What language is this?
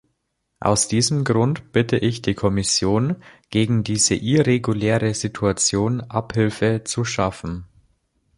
German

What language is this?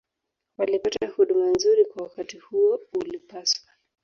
Swahili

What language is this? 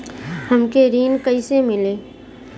Bhojpuri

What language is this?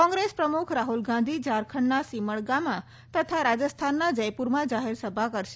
Gujarati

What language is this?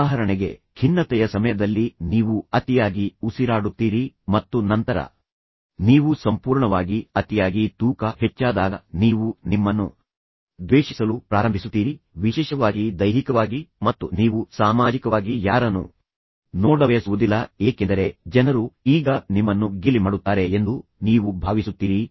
Kannada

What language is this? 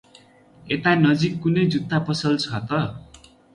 Nepali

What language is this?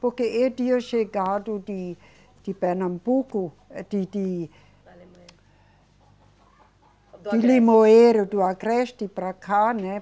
Portuguese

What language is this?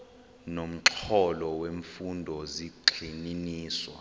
Xhosa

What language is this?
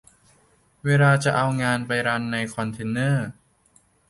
Thai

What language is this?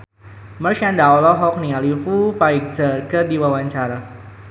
Sundanese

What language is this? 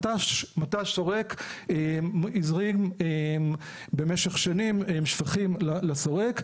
Hebrew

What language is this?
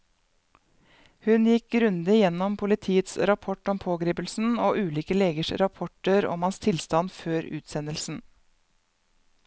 Norwegian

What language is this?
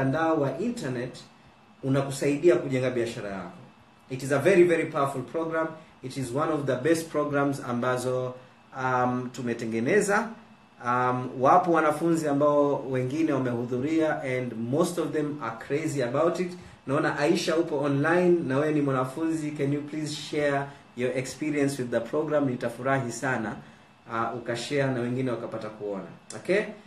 Swahili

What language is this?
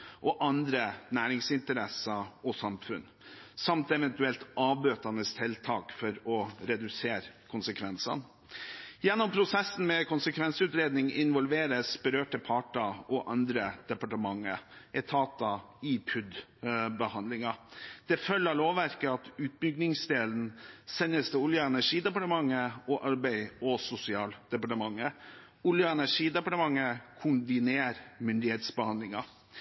Norwegian Bokmål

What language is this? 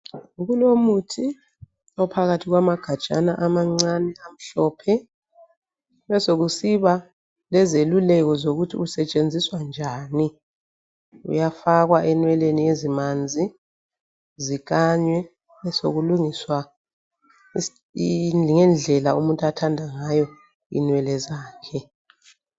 North Ndebele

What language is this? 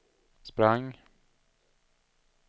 Swedish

